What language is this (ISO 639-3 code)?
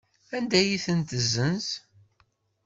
kab